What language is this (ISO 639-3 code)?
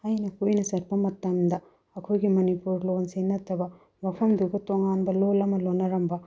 mni